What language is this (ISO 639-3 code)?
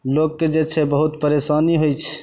mai